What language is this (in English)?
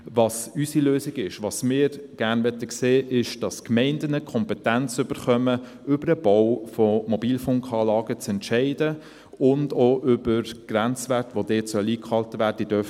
Swiss German